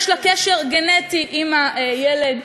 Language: Hebrew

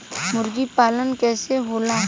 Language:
Bhojpuri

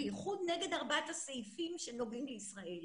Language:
Hebrew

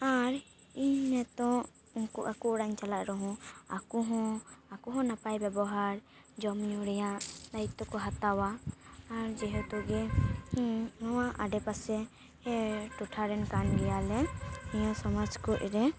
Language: Santali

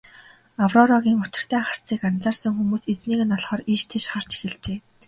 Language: Mongolian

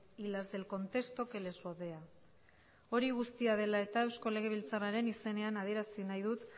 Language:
Basque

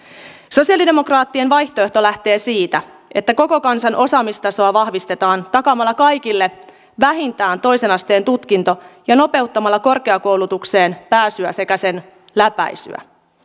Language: Finnish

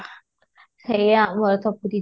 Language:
Odia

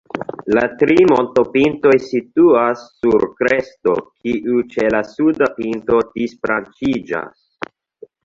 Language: Esperanto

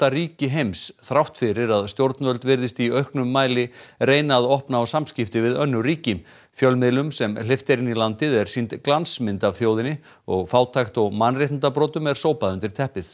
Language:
Icelandic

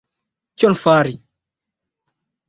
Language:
Esperanto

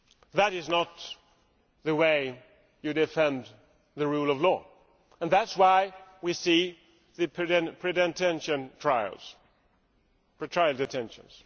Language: English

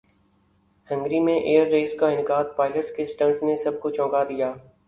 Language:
Urdu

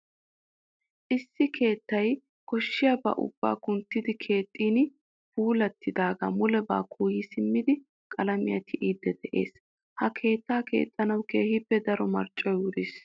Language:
Wolaytta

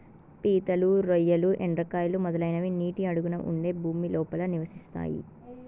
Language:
Telugu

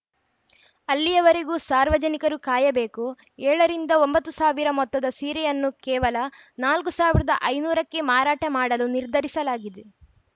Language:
Kannada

